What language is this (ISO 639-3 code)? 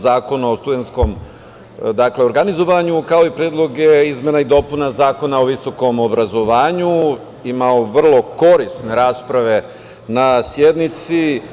srp